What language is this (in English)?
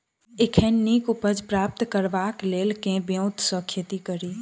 Maithili